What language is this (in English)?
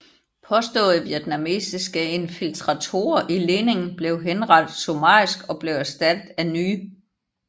Danish